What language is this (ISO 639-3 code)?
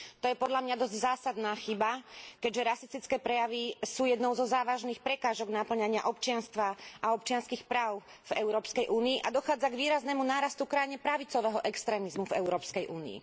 slk